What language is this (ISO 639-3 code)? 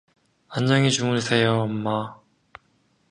kor